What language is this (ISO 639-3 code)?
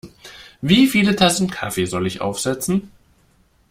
deu